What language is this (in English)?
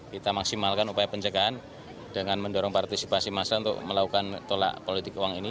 Indonesian